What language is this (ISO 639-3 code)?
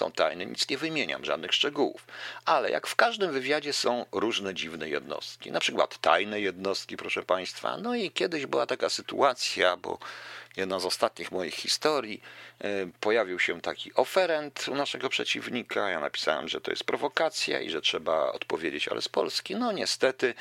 pol